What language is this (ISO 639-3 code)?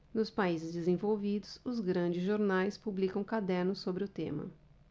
por